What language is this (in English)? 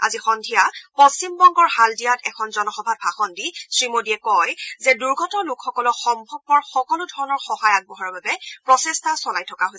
Assamese